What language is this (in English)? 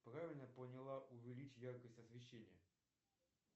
Russian